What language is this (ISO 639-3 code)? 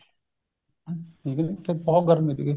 pan